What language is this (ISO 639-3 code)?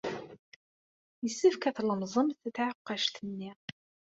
kab